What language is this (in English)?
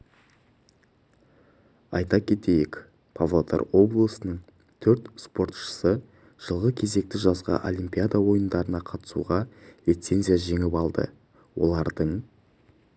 Kazakh